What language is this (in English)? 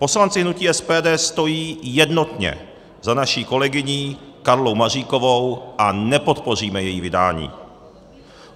Czech